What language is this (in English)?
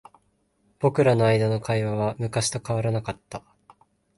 Japanese